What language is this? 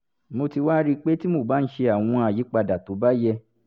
Yoruba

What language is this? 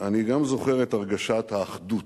Hebrew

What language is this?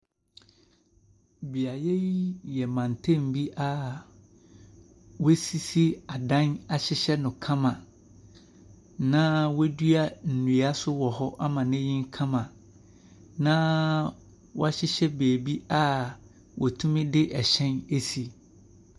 Akan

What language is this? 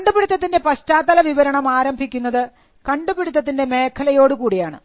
Malayalam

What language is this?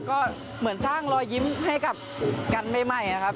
Thai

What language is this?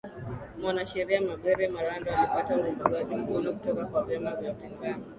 Swahili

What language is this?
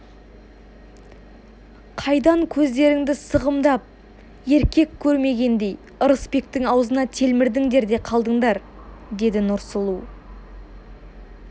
Kazakh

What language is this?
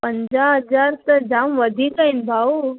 Sindhi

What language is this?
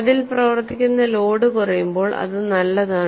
Malayalam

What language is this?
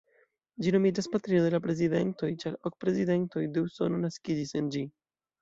Esperanto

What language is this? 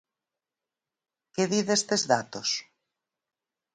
Galician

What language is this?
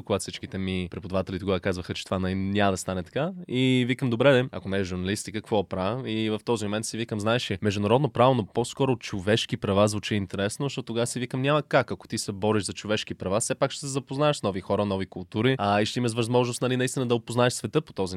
Bulgarian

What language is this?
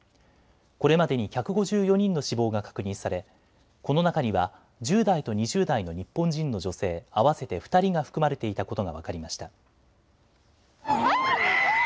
Japanese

